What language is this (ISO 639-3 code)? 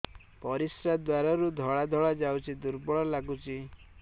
ori